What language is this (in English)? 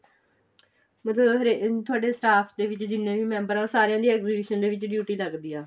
Punjabi